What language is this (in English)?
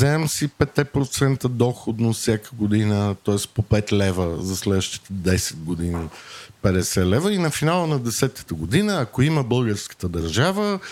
Bulgarian